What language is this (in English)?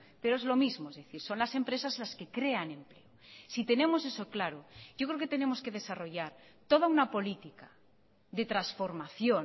Spanish